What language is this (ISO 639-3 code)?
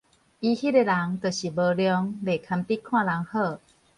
nan